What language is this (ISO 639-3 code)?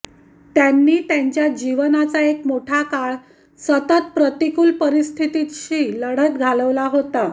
mar